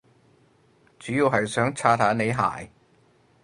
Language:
Cantonese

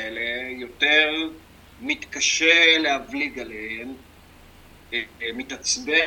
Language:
Hebrew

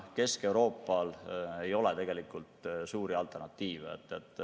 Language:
Estonian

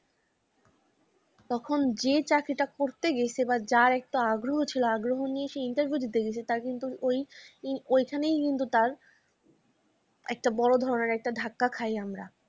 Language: Bangla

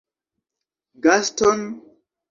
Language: Esperanto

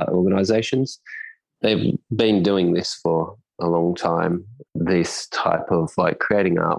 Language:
English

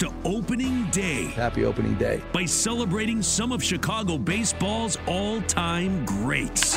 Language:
English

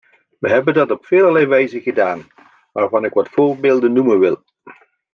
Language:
Dutch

